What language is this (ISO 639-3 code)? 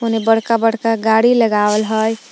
mag